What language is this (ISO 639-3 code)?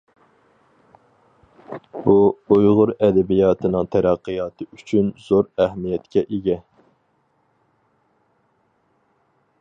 uig